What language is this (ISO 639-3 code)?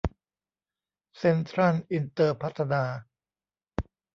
tha